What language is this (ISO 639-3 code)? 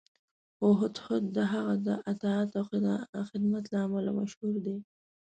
pus